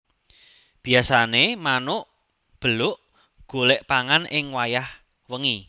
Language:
Javanese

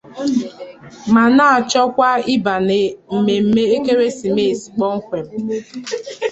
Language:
Igbo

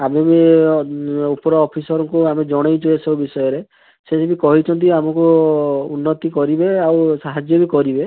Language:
Odia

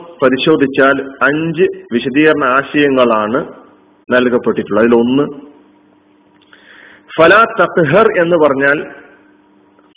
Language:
Malayalam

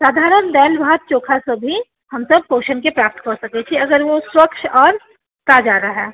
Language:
Maithili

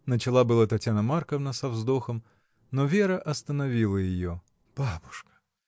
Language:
Russian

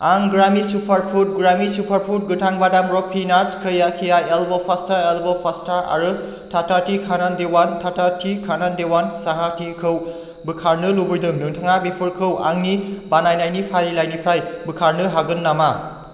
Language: Bodo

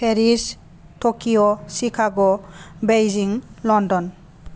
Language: Bodo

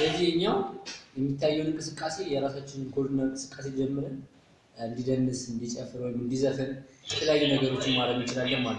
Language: Turkish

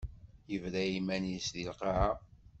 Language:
Kabyle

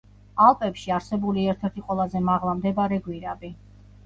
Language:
Georgian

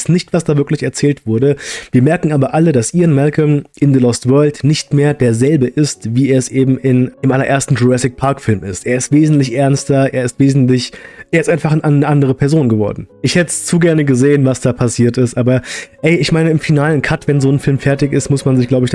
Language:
German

